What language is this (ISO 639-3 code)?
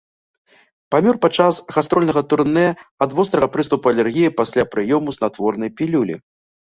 bel